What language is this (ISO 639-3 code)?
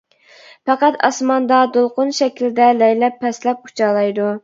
uig